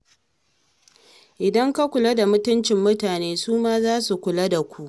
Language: Hausa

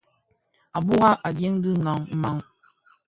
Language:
Bafia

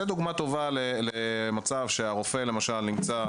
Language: Hebrew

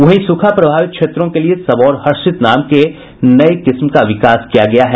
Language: Hindi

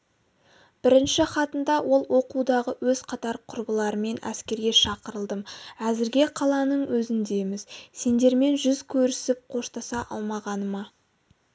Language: Kazakh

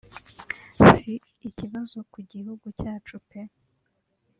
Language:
Kinyarwanda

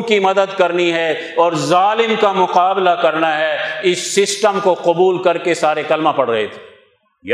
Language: Urdu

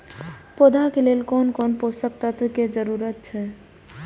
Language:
Maithili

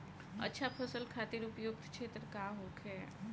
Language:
Bhojpuri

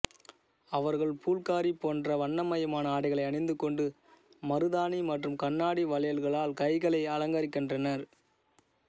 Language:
Tamil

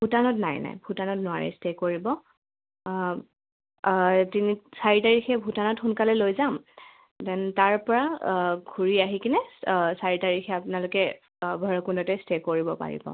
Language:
Assamese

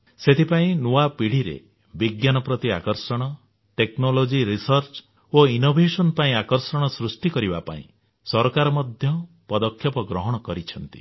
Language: Odia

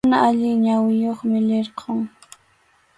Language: Arequipa-La Unión Quechua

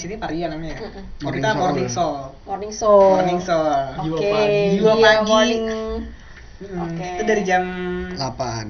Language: Indonesian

